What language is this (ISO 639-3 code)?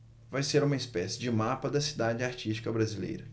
por